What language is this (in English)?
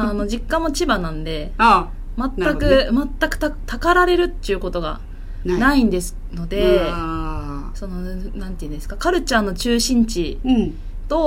Japanese